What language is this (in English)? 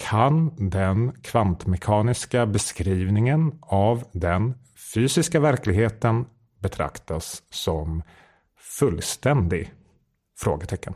Swedish